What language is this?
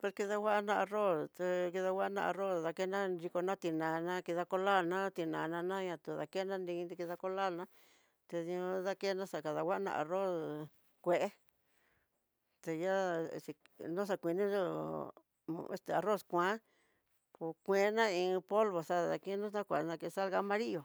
Tidaá Mixtec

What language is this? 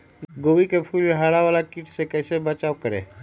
Magahi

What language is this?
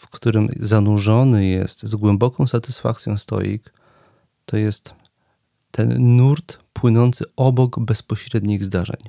Polish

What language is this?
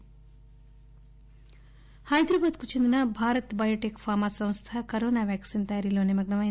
Telugu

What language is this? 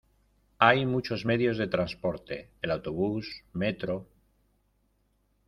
Spanish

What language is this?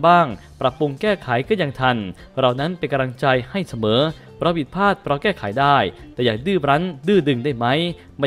Thai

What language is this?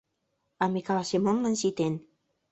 Mari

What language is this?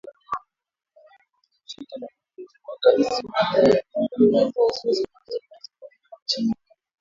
Swahili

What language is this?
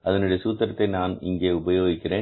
Tamil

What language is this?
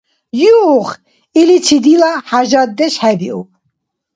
Dargwa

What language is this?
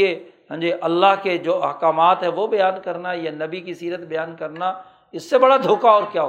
Urdu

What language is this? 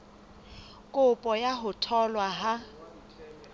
Southern Sotho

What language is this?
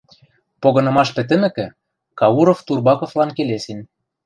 Western Mari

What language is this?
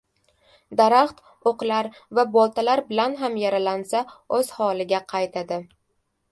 Uzbek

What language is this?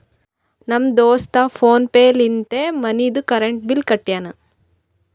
Kannada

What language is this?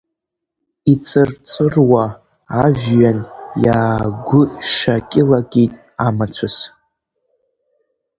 Abkhazian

